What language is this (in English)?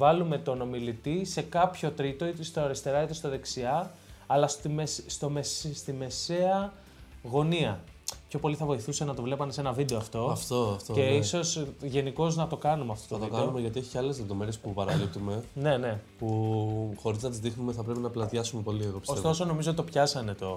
Greek